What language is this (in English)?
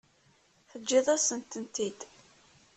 Kabyle